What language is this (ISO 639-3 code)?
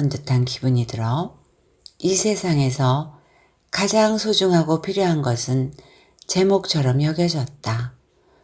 kor